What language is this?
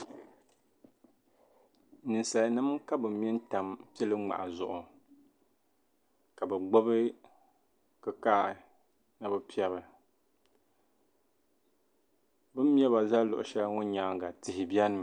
Dagbani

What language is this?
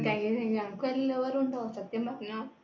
Malayalam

